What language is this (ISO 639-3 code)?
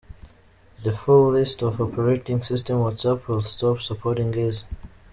kin